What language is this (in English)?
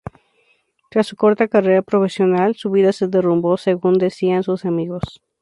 Spanish